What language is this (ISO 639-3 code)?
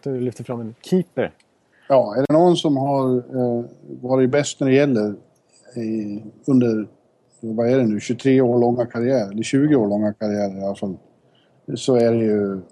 swe